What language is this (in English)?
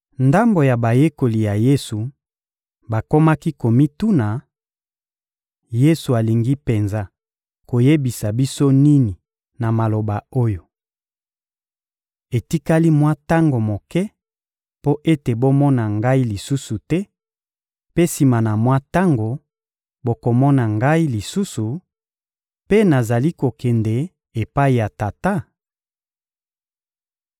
Lingala